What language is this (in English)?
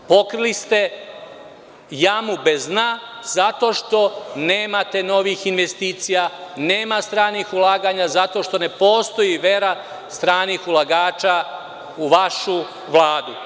Serbian